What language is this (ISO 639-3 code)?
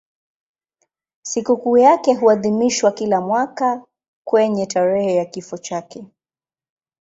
swa